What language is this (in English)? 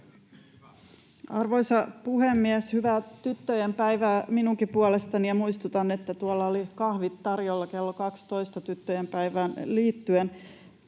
Finnish